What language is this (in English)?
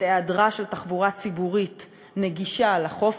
Hebrew